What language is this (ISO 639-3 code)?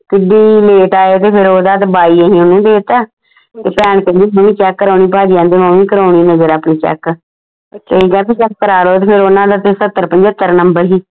pan